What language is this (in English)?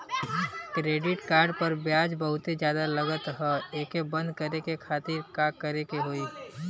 Bhojpuri